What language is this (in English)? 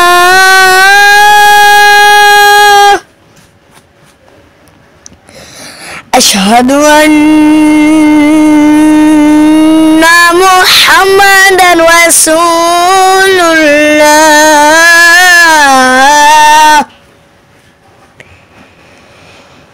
Arabic